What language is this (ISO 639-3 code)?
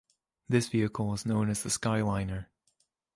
eng